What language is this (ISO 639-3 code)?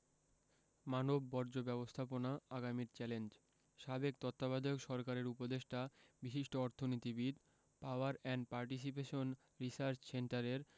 ben